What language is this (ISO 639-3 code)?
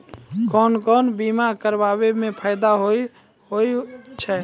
mai